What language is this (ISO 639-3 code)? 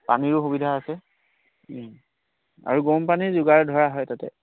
asm